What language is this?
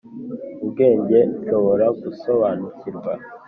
Kinyarwanda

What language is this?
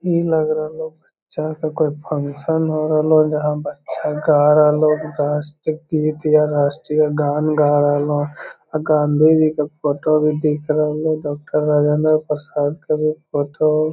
Magahi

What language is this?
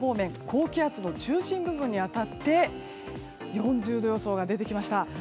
Japanese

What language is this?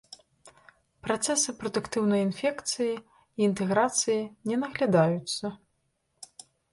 Belarusian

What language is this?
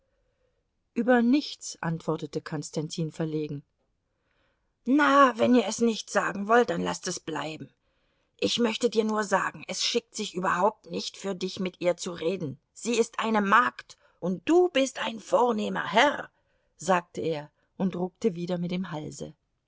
German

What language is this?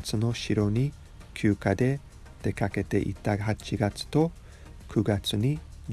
Japanese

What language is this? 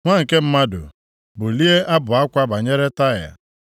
Igbo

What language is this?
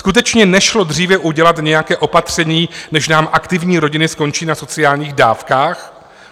Czech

